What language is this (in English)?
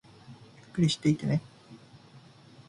Japanese